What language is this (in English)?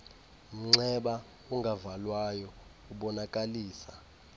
Xhosa